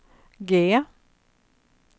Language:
Swedish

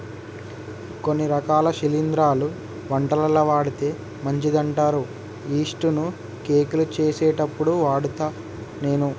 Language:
Telugu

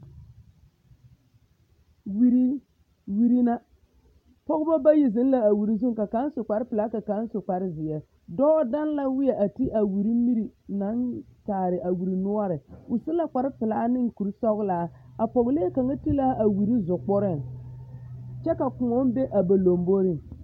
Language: Southern Dagaare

